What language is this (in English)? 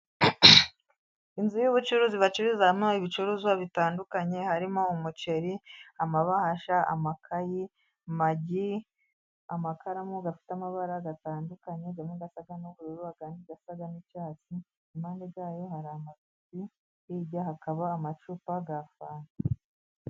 Kinyarwanda